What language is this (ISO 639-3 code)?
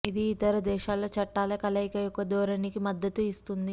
tel